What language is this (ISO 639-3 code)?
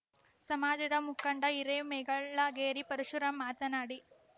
kan